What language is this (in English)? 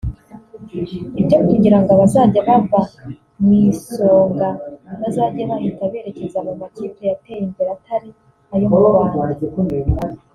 Kinyarwanda